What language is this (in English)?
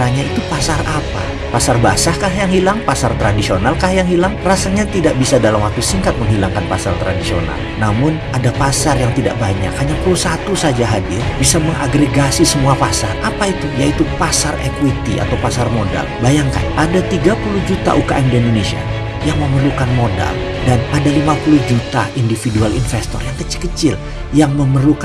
Indonesian